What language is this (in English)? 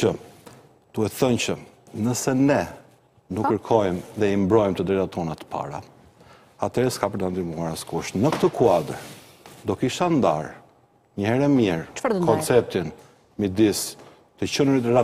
Romanian